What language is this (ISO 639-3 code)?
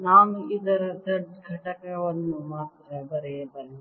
kan